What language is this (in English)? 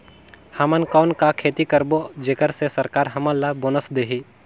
Chhattisgarhi